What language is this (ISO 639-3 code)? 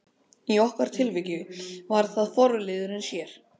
isl